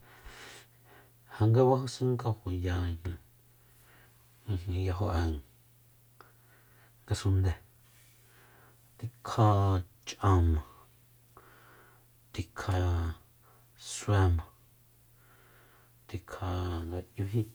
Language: Soyaltepec Mazatec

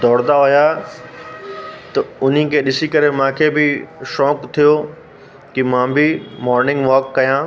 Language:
Sindhi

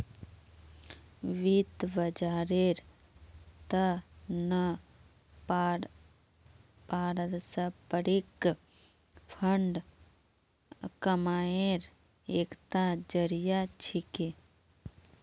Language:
Magahi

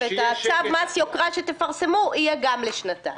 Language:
Hebrew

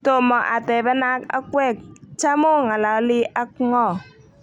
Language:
Kalenjin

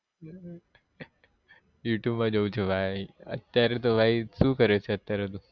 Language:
Gujarati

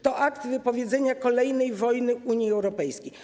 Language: Polish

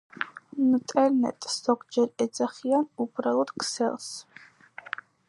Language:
Georgian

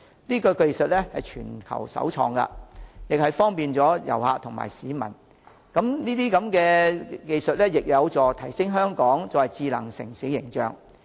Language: Cantonese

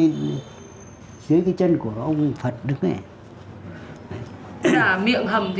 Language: Vietnamese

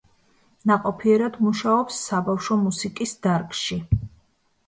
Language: Georgian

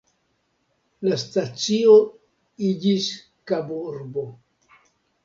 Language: Esperanto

